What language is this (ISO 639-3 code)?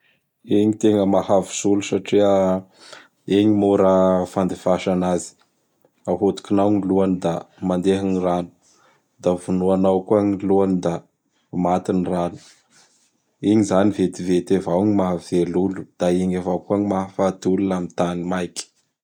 bhr